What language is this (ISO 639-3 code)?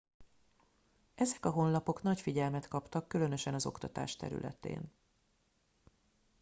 hun